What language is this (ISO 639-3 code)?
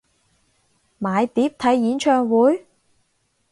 yue